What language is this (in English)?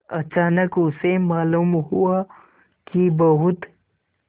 Hindi